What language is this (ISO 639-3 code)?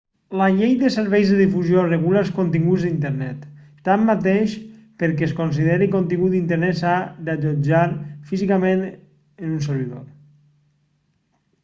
cat